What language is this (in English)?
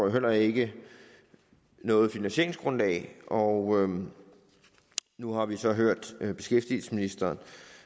Danish